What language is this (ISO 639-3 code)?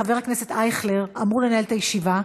heb